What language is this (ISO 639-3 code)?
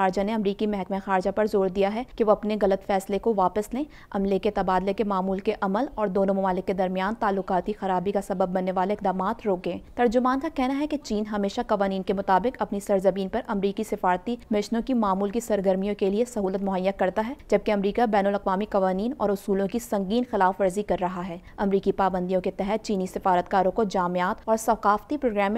hin